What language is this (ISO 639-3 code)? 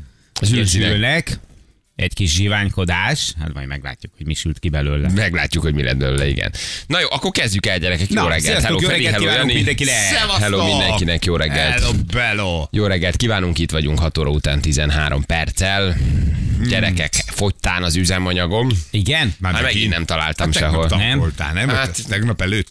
hun